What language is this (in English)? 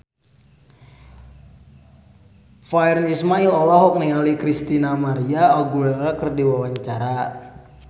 Sundanese